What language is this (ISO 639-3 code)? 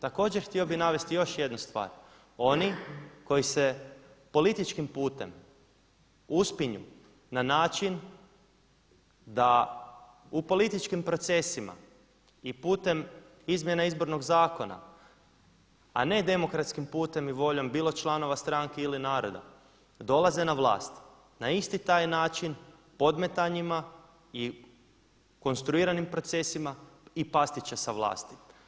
hrv